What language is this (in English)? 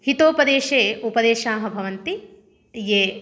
Sanskrit